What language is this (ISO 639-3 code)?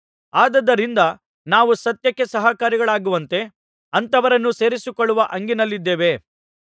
kan